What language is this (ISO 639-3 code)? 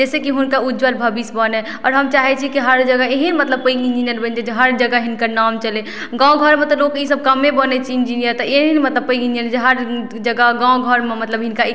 mai